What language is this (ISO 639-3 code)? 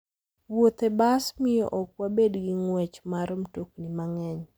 luo